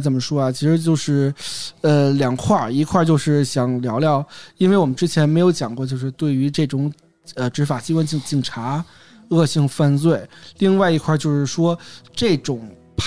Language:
Chinese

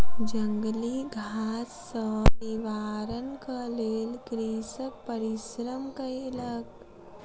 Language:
Maithili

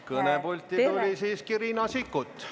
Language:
Estonian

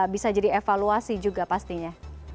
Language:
Indonesian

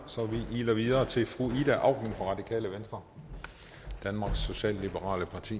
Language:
Danish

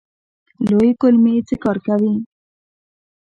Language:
Pashto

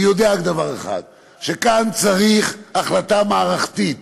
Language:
Hebrew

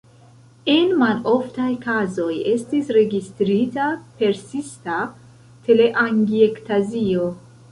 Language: Esperanto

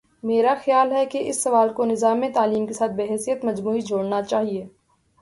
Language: Urdu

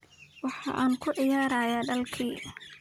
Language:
Somali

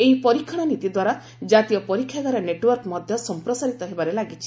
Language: Odia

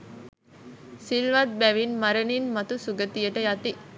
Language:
Sinhala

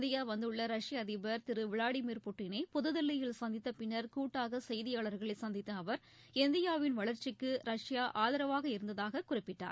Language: Tamil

